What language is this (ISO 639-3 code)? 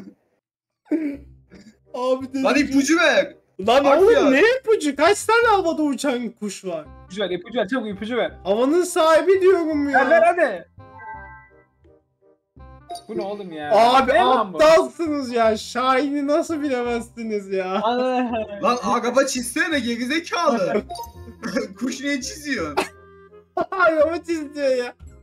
tur